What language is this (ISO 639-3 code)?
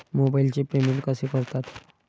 mar